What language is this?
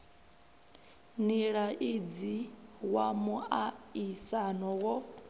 Venda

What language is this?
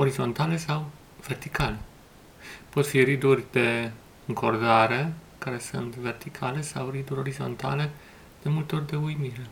Romanian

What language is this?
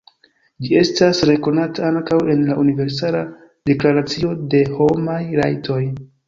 Esperanto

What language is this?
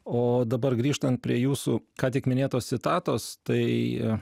Lithuanian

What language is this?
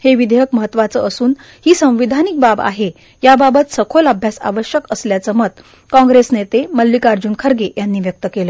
Marathi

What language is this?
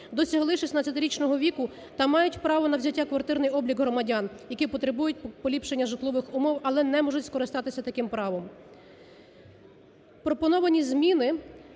Ukrainian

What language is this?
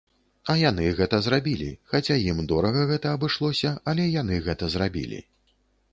Belarusian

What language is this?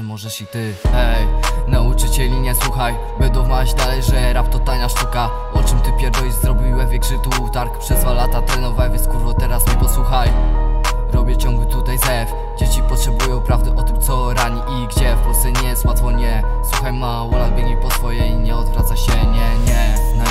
Polish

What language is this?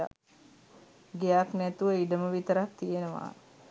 Sinhala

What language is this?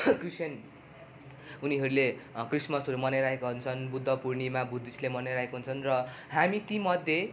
Nepali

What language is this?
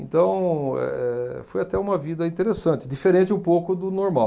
Portuguese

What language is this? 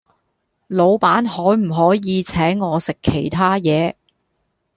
Cantonese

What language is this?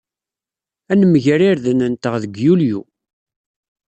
Kabyle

